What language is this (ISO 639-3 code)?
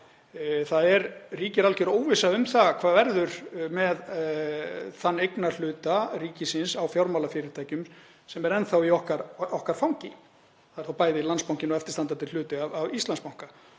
isl